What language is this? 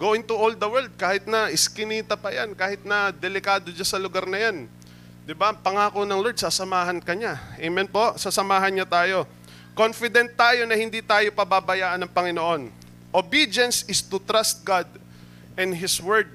Filipino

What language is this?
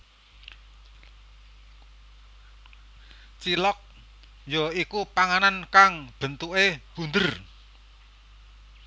Javanese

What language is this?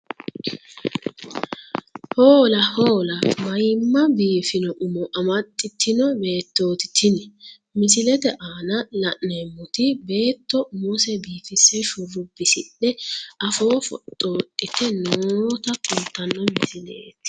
Sidamo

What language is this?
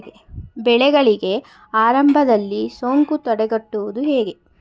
Kannada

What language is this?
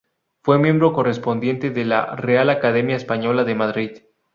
Spanish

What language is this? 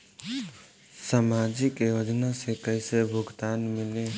Bhojpuri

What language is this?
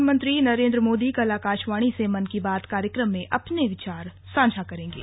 Hindi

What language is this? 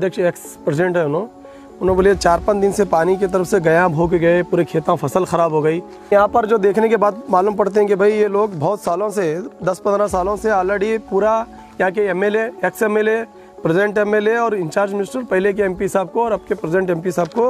Romanian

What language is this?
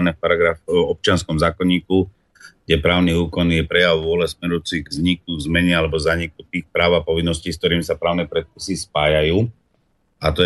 Slovak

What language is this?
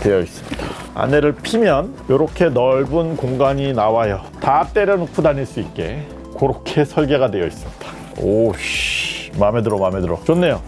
Korean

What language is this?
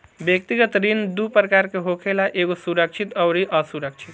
Bhojpuri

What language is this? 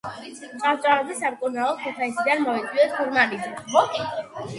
Georgian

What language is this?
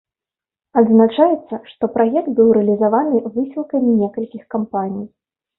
Belarusian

